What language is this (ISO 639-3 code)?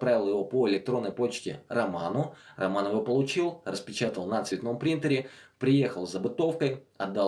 rus